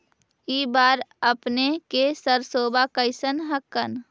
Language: Magahi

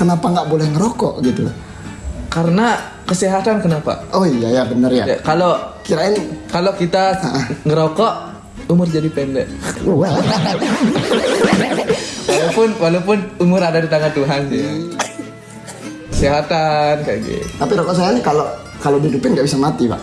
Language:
Indonesian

